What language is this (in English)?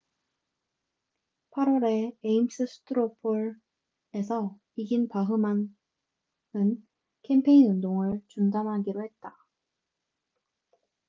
Korean